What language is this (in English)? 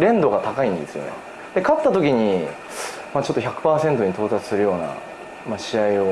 Japanese